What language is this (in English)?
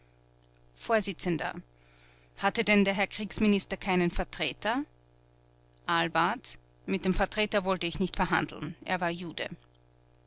German